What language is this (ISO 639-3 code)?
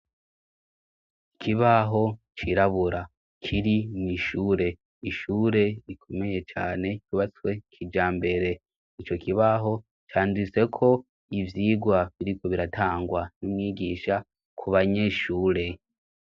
run